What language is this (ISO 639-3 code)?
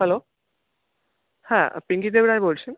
ben